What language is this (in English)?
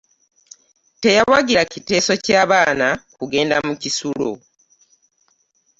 Ganda